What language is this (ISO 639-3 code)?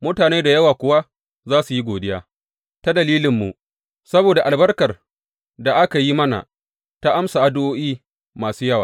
hau